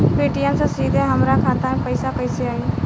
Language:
Bhojpuri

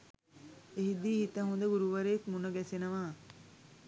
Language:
Sinhala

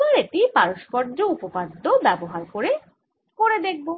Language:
Bangla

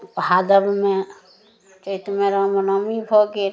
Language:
Maithili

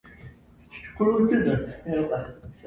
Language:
English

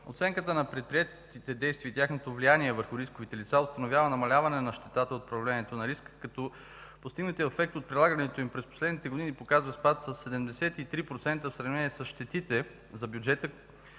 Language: Bulgarian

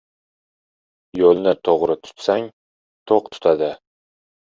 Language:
Uzbek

